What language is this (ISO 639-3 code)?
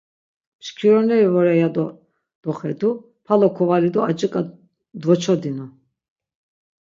lzz